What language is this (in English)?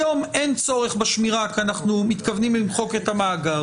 Hebrew